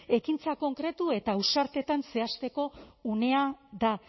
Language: Basque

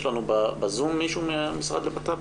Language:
Hebrew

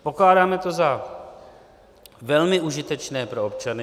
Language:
Czech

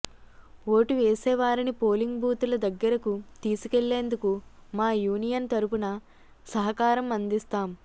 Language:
Telugu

